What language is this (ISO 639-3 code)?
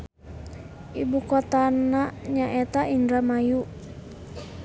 sun